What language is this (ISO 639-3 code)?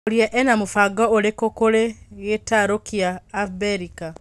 kik